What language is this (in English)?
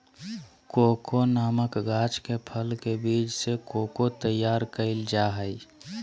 Magahi